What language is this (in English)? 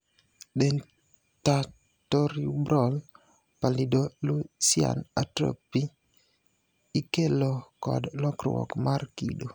Luo (Kenya and Tanzania)